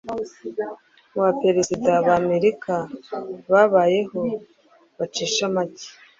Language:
Kinyarwanda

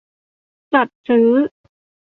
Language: Thai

